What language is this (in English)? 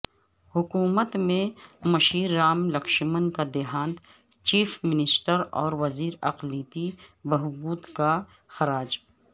Urdu